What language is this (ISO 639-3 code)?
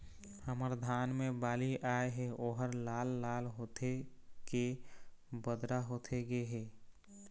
hne